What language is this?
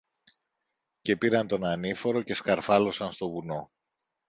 Greek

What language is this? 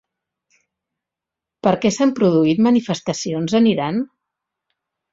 Catalan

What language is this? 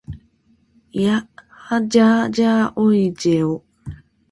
Japanese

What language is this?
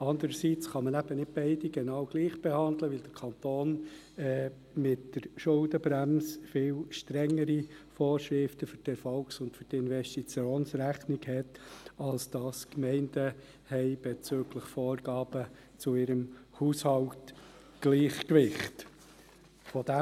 Swiss German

